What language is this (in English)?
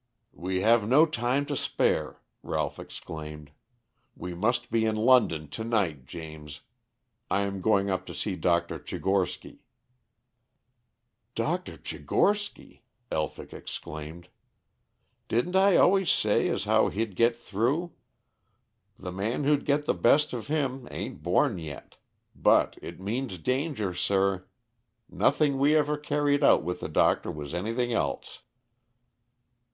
English